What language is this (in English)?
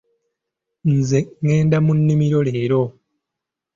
Ganda